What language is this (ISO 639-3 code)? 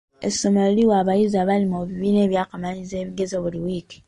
lug